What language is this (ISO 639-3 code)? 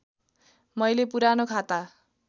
nep